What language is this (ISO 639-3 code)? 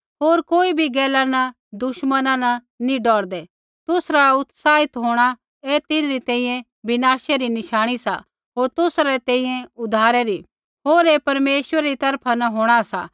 kfx